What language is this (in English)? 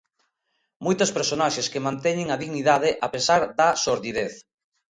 Galician